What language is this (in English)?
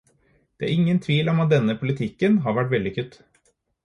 Norwegian Bokmål